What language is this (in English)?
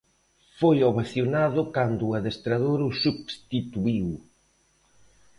Galician